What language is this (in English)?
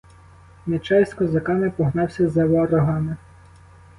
Ukrainian